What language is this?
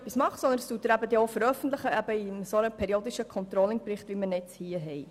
Swiss German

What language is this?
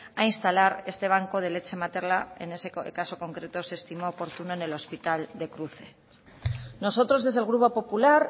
Spanish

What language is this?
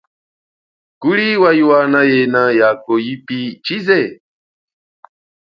Chokwe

